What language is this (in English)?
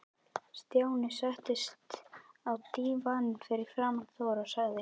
Icelandic